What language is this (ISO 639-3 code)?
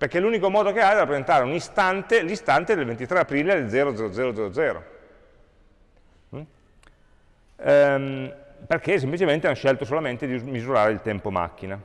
ita